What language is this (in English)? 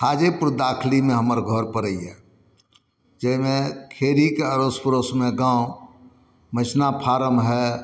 Maithili